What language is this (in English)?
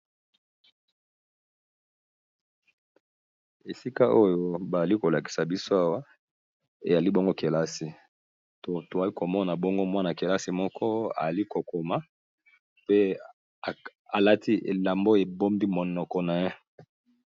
Lingala